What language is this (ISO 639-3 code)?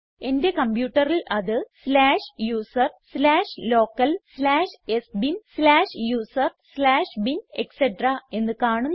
mal